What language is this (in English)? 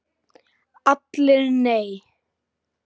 Icelandic